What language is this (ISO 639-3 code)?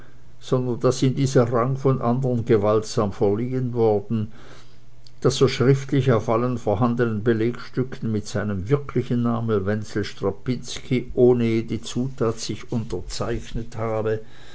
deu